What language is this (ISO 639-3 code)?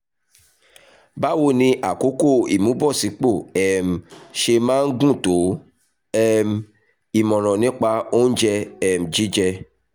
yor